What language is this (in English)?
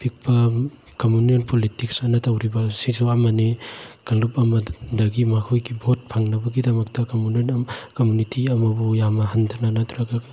Manipuri